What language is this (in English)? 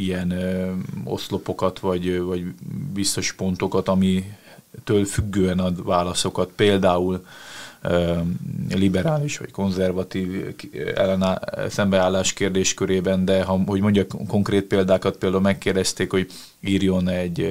Hungarian